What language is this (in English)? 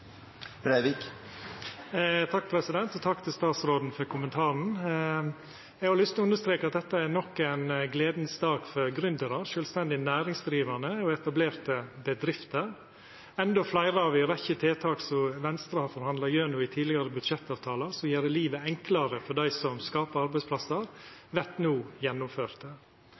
Norwegian Nynorsk